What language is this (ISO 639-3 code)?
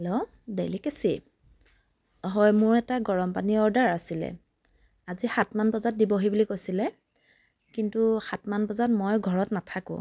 asm